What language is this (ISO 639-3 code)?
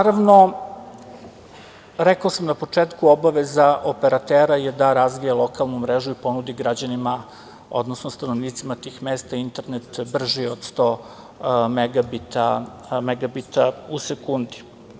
srp